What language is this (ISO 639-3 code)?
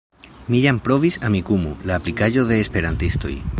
epo